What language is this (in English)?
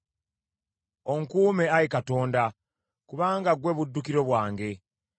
Ganda